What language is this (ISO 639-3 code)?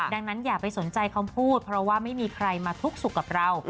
tha